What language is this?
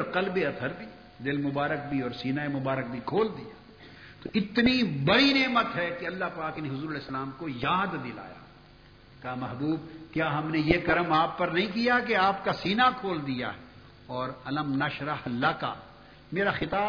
Urdu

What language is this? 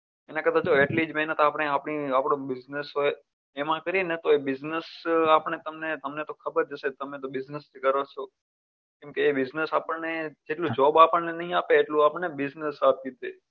Gujarati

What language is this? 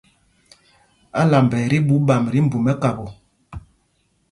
Mpumpong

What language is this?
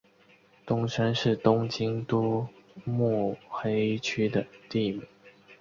Chinese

